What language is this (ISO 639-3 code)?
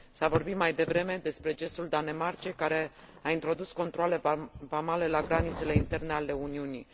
ron